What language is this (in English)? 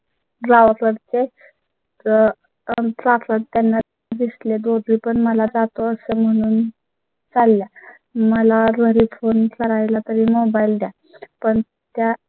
Marathi